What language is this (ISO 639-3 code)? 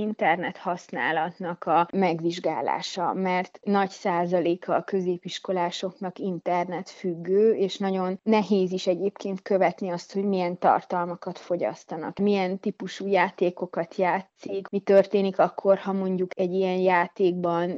hun